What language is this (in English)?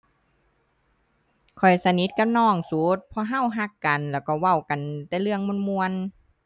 Thai